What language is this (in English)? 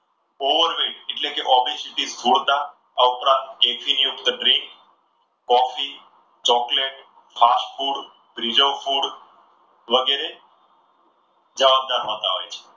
Gujarati